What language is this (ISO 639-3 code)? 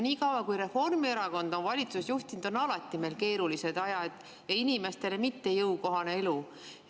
est